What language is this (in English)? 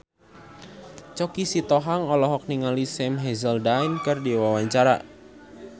Sundanese